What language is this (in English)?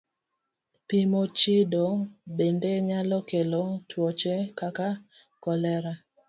Luo (Kenya and Tanzania)